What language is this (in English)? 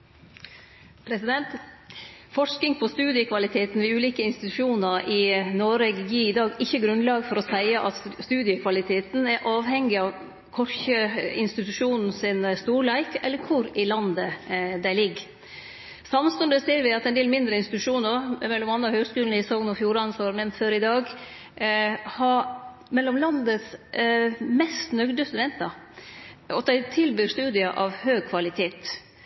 Norwegian